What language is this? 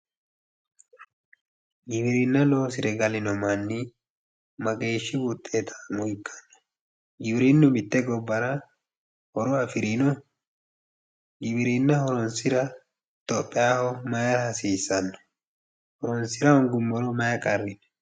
Sidamo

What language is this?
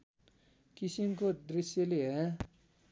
Nepali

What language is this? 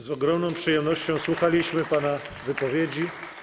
Polish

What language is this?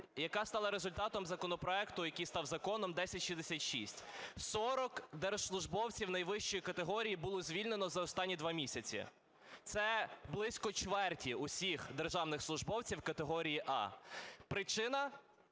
Ukrainian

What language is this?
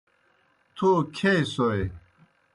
Kohistani Shina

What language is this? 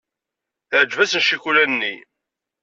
Kabyle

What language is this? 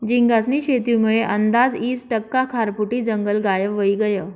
Marathi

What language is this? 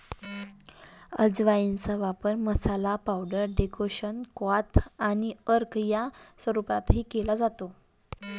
Marathi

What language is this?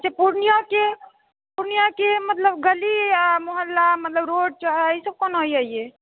Maithili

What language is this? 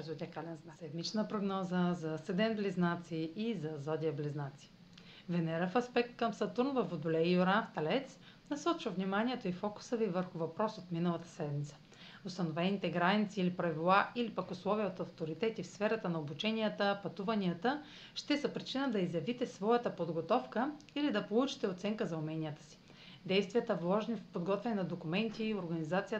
Bulgarian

